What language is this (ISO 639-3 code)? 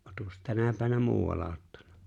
fin